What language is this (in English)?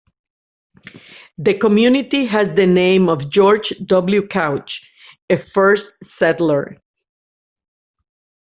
English